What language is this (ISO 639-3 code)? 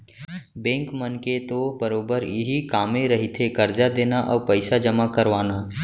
hne